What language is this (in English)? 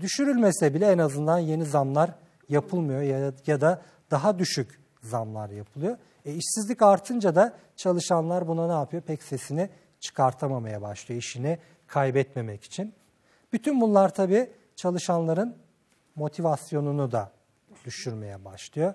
Turkish